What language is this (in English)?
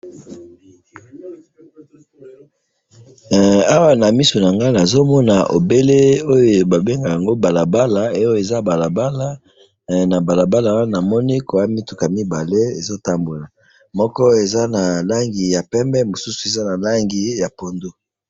Lingala